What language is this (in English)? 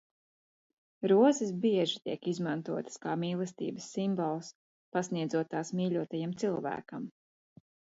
Latvian